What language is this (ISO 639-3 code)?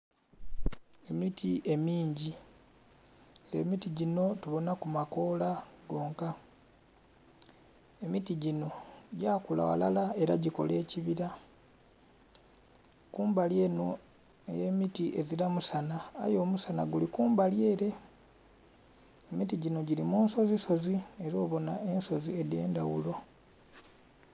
xog